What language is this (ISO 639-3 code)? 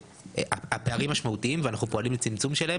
heb